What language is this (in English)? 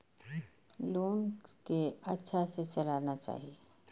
Maithili